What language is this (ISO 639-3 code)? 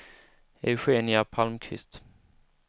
swe